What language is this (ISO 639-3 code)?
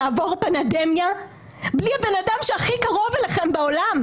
heb